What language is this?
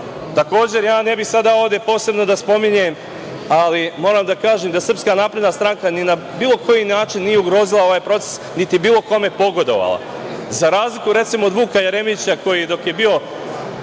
Serbian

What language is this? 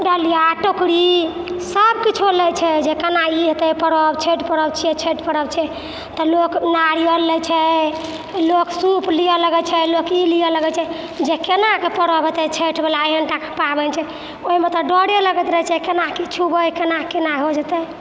Maithili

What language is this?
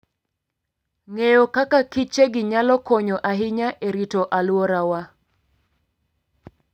Luo (Kenya and Tanzania)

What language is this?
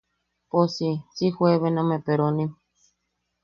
Yaqui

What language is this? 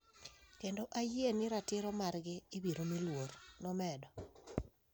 Luo (Kenya and Tanzania)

